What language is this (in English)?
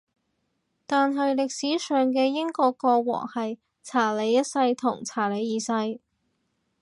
Cantonese